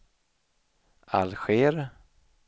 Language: Swedish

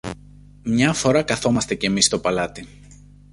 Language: Greek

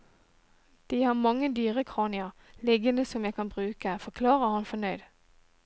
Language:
Norwegian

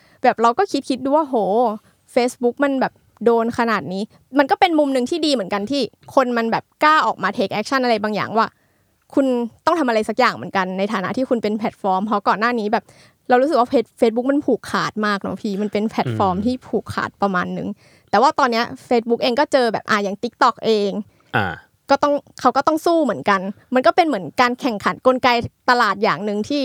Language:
Thai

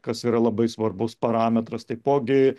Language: Lithuanian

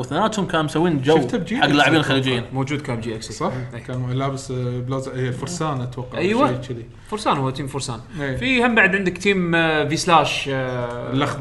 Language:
Arabic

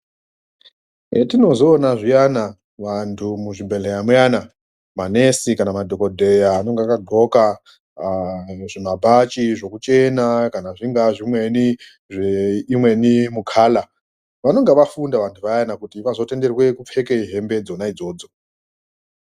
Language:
Ndau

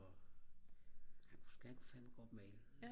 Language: Danish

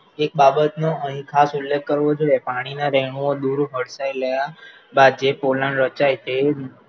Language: Gujarati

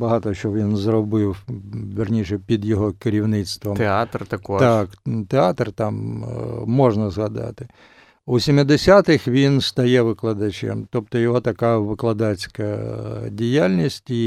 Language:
Ukrainian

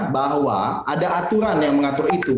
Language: Indonesian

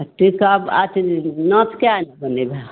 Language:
Maithili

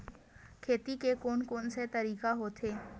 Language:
Chhattisgarhi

